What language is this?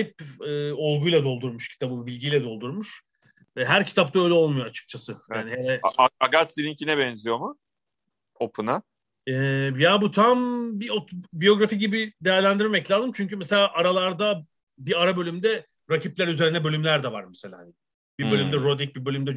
Turkish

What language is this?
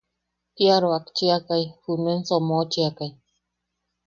Yaqui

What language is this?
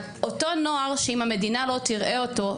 Hebrew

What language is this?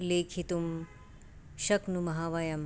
Sanskrit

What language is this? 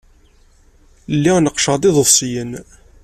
Kabyle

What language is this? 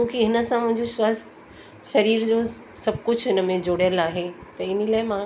Sindhi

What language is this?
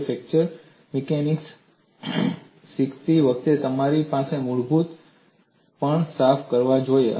Gujarati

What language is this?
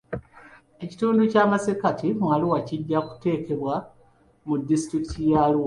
Ganda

